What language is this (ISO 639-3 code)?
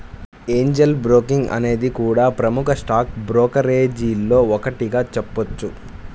tel